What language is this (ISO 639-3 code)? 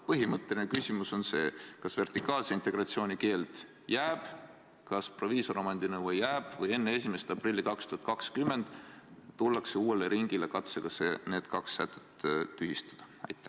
est